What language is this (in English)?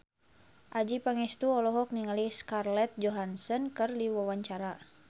Sundanese